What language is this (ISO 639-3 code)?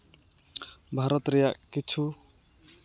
sat